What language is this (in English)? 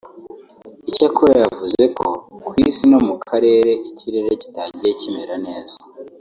Kinyarwanda